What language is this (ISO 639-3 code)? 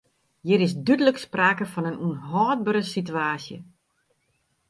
fry